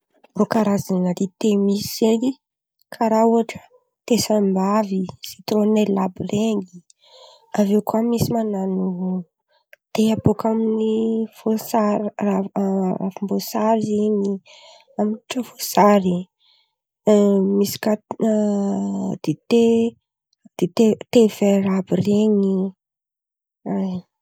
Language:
Antankarana Malagasy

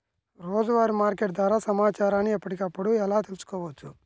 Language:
Telugu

